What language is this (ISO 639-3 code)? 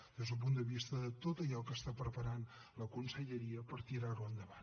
cat